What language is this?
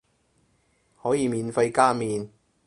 Cantonese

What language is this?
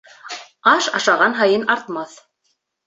Bashkir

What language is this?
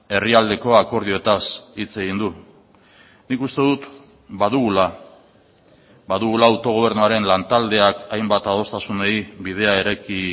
Basque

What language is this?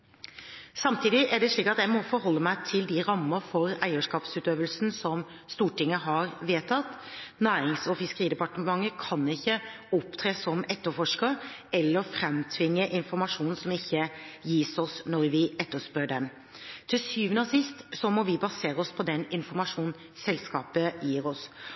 Norwegian Bokmål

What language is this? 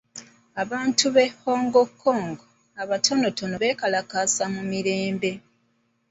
Ganda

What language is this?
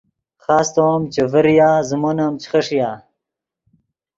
Yidgha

